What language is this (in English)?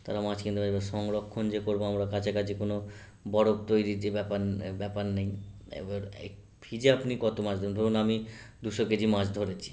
Bangla